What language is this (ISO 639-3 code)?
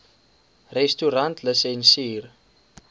afr